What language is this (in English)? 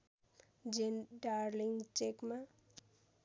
Nepali